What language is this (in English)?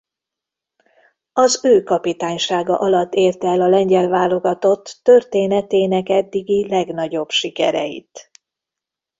Hungarian